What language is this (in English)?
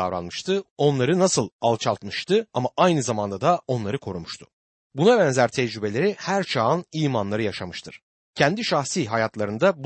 Turkish